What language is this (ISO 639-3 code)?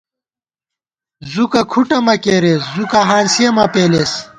gwt